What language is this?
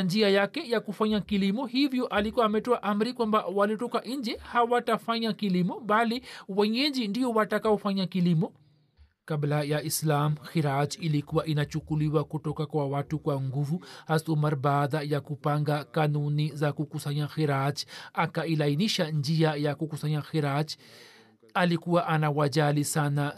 Swahili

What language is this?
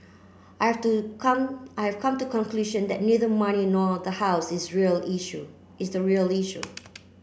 English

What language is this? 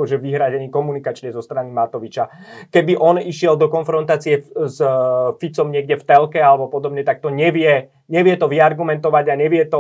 Slovak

